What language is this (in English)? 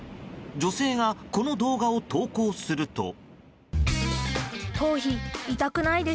Japanese